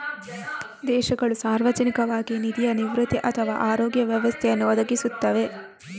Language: Kannada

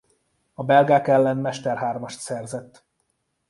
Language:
Hungarian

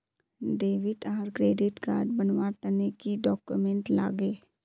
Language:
Magahi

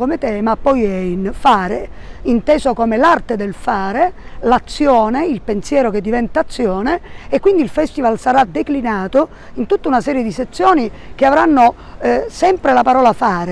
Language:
Italian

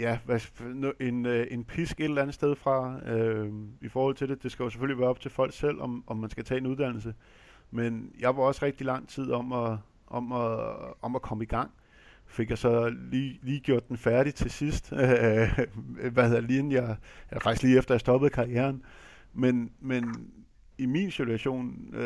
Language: Danish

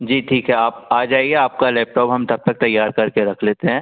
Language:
Hindi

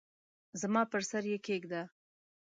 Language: Pashto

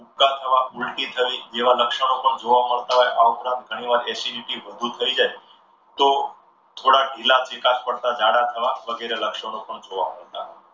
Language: Gujarati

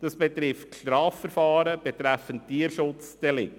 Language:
Swiss German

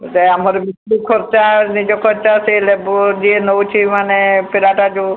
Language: Odia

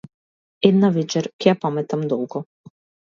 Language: Macedonian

